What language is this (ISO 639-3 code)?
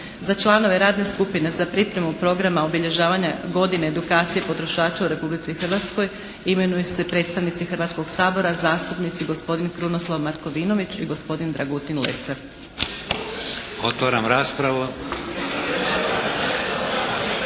hrv